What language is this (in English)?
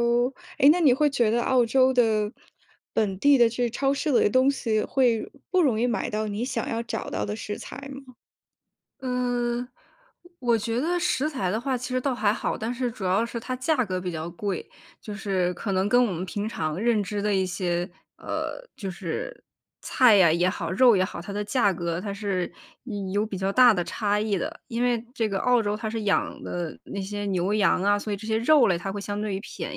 Chinese